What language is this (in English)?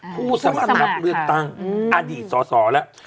Thai